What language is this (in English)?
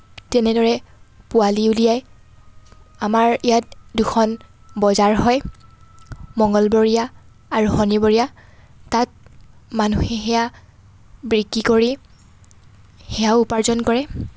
Assamese